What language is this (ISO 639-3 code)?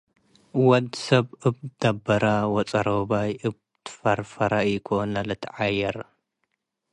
tig